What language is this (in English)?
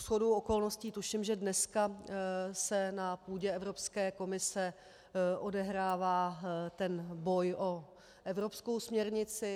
Czech